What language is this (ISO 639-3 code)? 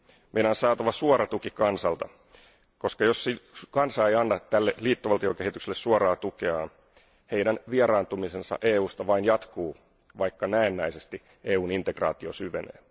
fin